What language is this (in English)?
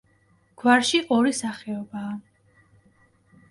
Georgian